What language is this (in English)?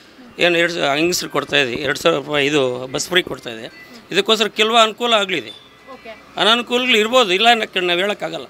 Kannada